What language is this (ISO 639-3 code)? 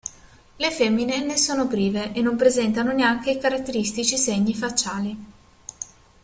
ita